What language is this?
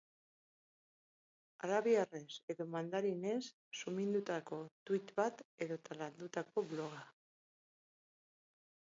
Basque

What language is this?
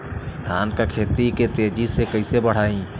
Bhojpuri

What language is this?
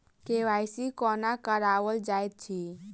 Maithili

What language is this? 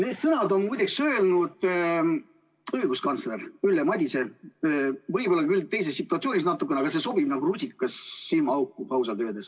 Estonian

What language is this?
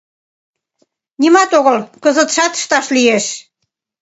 Mari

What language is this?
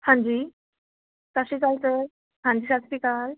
Punjabi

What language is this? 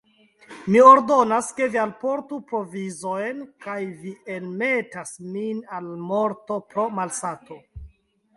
Esperanto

